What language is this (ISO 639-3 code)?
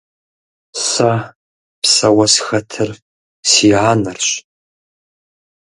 kbd